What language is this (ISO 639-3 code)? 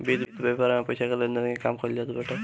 bho